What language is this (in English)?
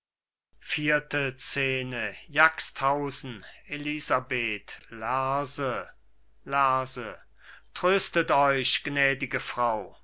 German